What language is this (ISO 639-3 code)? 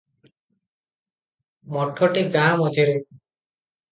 ori